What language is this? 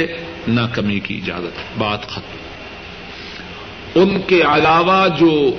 Urdu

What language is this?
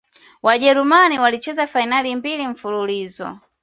Swahili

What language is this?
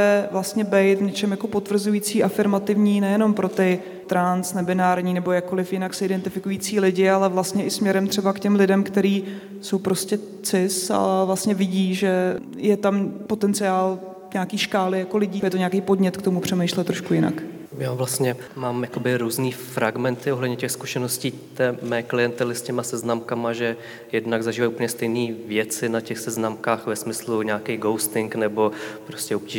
Czech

